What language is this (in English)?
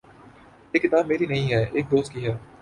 Urdu